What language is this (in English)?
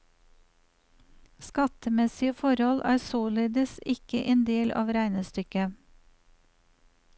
Norwegian